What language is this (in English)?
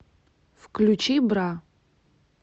Russian